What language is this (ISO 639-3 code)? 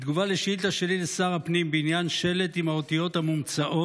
heb